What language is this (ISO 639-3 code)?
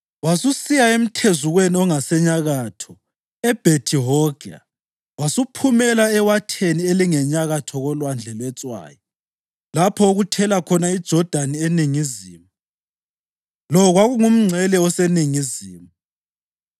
nde